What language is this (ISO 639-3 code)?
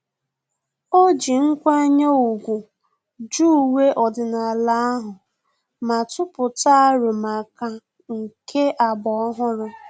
ibo